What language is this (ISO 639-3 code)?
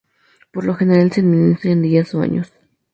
spa